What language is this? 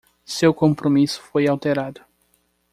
Portuguese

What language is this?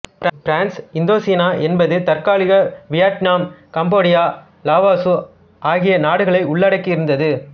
Tamil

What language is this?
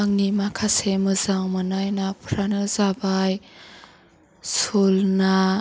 Bodo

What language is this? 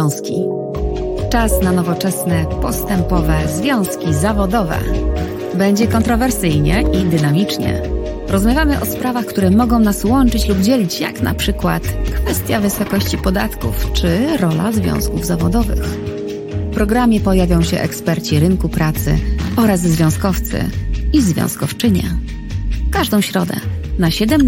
Polish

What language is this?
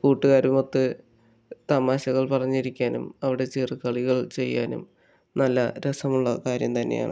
Malayalam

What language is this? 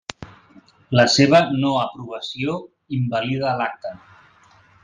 Catalan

